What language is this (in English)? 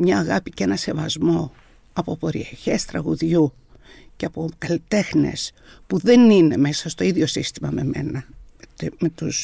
Greek